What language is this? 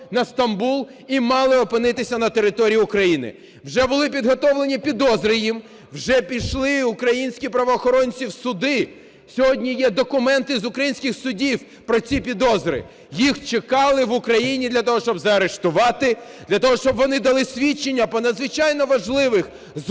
Ukrainian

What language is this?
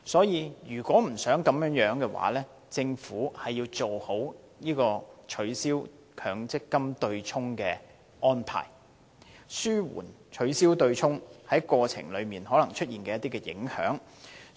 Cantonese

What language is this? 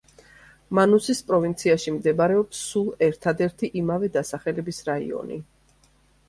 Georgian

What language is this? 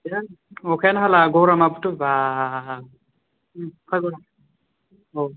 Bodo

